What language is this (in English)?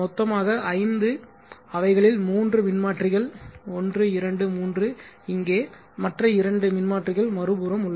Tamil